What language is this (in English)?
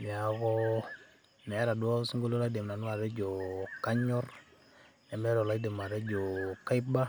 Masai